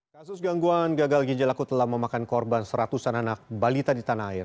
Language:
Indonesian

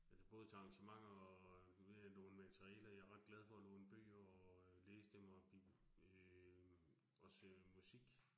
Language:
Danish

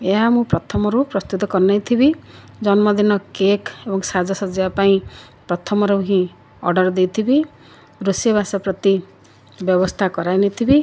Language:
Odia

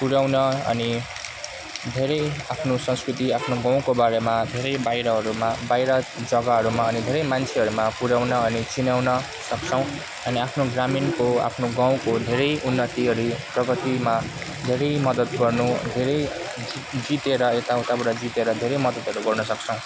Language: Nepali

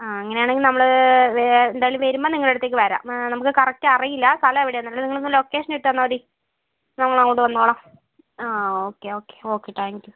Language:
Malayalam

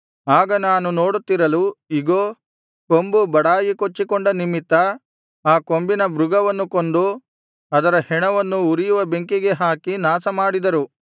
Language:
Kannada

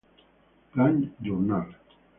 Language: Spanish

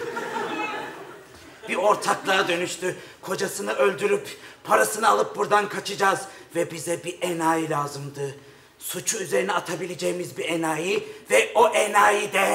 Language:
Turkish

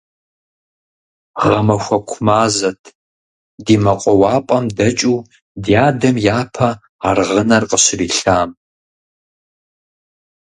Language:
Kabardian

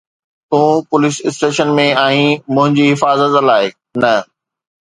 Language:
Sindhi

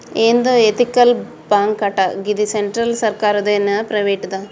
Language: Telugu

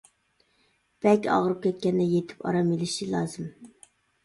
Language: Uyghur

